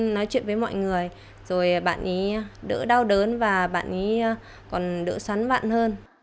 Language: Vietnamese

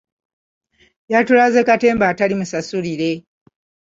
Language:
Ganda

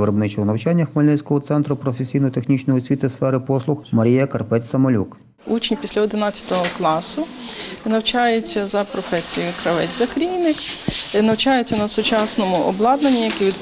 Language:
Ukrainian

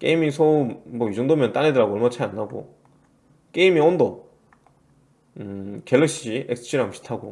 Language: Korean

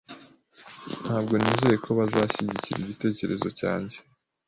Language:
Kinyarwanda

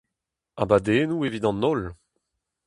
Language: Breton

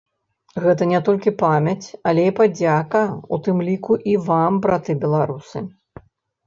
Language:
Belarusian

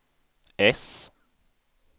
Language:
Swedish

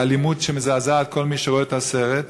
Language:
Hebrew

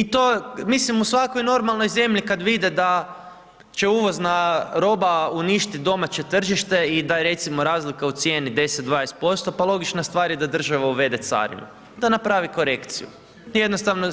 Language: Croatian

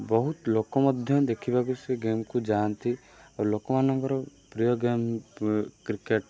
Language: Odia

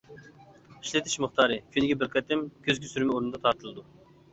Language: Uyghur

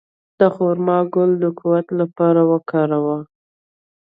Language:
Pashto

